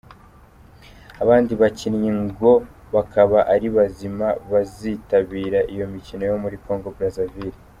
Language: Kinyarwanda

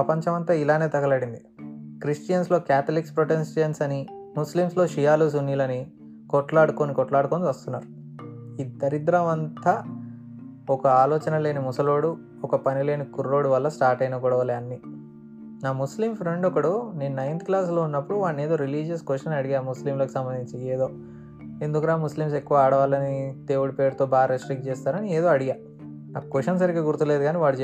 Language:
Telugu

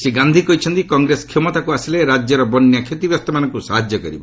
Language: Odia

